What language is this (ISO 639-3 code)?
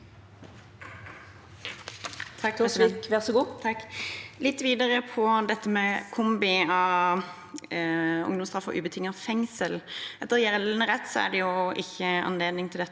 nor